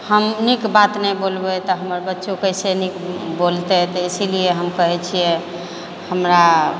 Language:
Maithili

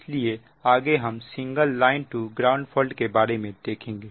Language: Hindi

